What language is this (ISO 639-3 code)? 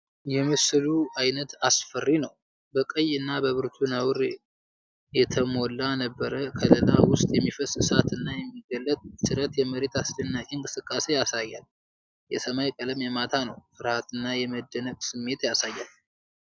amh